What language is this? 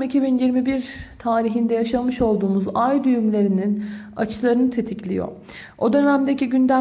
Turkish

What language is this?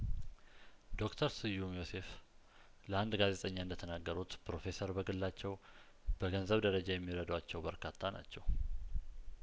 Amharic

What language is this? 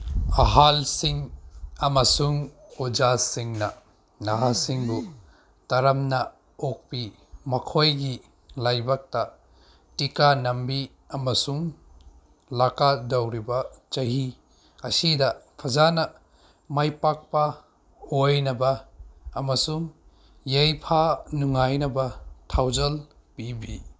Manipuri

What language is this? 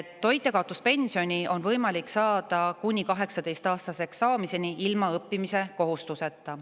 Estonian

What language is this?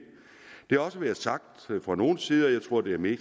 Danish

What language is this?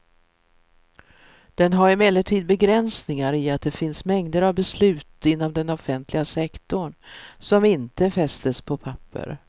Swedish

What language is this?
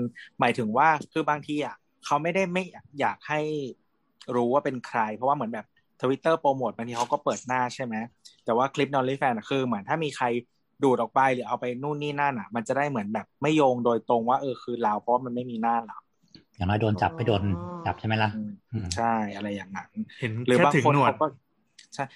Thai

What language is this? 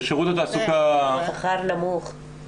Hebrew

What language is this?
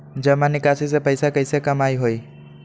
Magahi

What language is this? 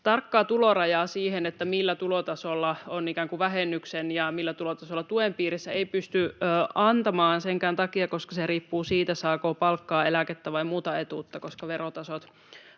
Finnish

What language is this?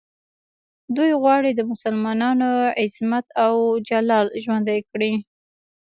Pashto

